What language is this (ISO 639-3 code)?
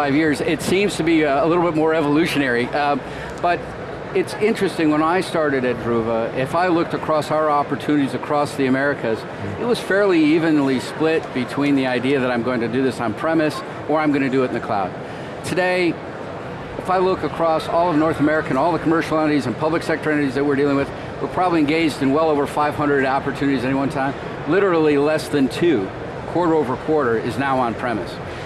eng